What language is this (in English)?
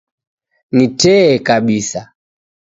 Taita